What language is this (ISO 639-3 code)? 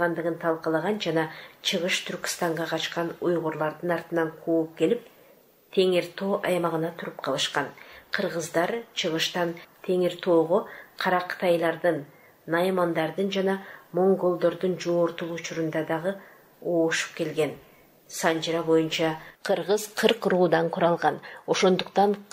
tur